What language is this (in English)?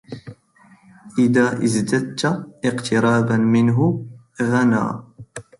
Arabic